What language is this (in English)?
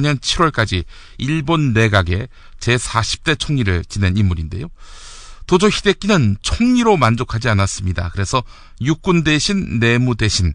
Korean